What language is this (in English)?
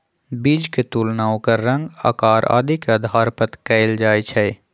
Magahi